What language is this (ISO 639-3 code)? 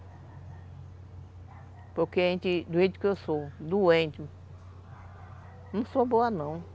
por